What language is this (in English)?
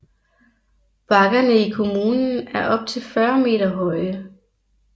Danish